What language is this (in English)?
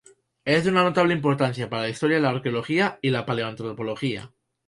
Spanish